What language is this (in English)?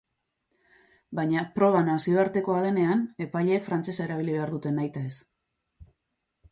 Basque